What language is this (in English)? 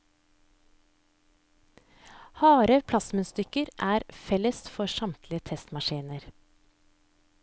Norwegian